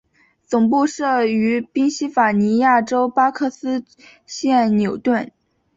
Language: Chinese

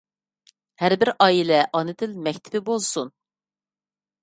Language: Uyghur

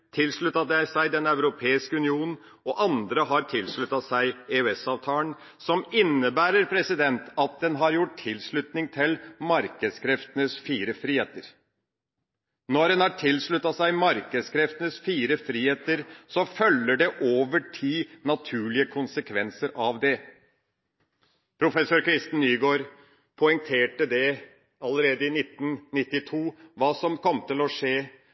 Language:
Norwegian Bokmål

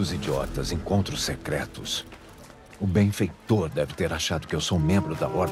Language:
Portuguese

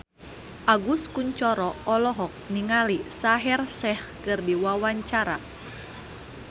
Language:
Sundanese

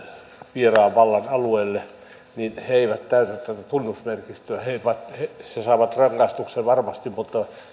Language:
Finnish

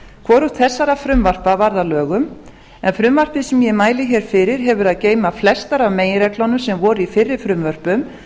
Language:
Icelandic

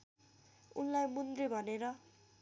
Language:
Nepali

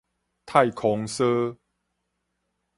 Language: Min Nan Chinese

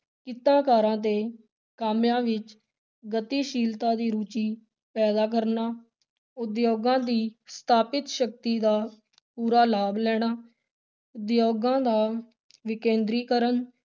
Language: Punjabi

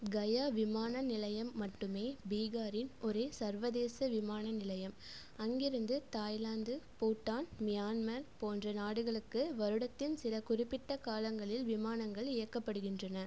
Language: Tamil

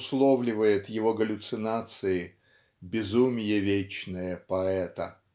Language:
Russian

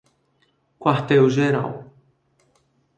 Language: Portuguese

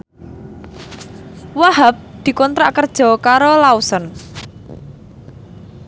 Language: Javanese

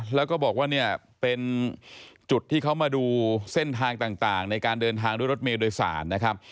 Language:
Thai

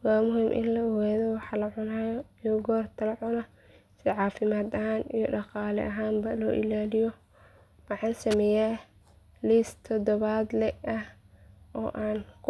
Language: Somali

